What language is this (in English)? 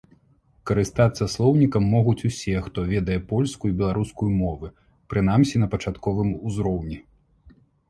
Belarusian